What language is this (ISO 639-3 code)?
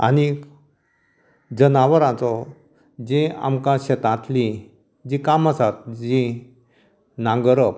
kok